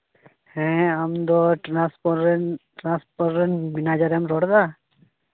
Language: Santali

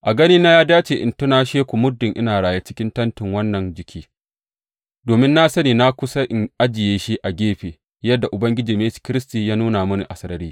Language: Hausa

